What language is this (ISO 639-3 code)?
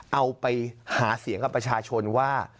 tha